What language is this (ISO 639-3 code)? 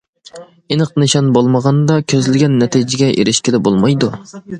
uig